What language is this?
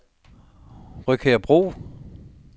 Danish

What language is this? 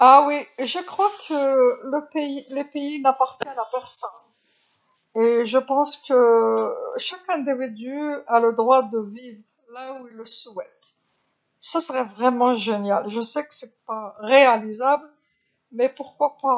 Algerian Arabic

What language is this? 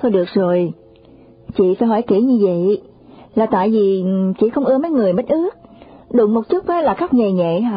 Vietnamese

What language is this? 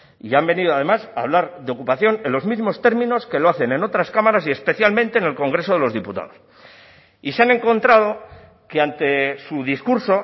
Spanish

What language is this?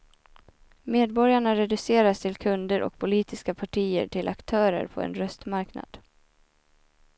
Swedish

